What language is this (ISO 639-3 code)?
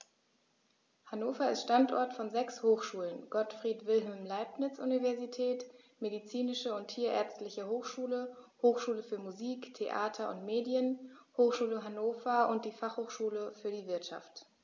deu